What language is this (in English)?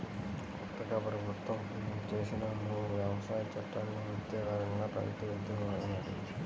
Telugu